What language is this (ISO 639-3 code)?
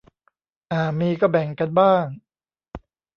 tha